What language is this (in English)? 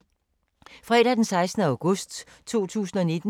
Danish